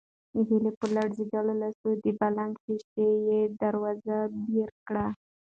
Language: Pashto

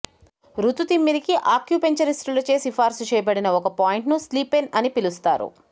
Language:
Telugu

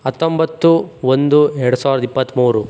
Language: Kannada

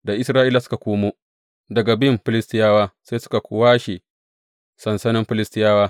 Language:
Hausa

